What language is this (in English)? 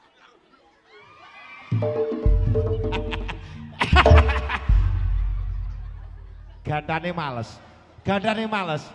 Indonesian